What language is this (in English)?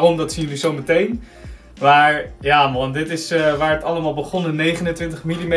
Dutch